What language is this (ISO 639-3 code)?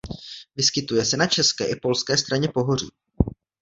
ces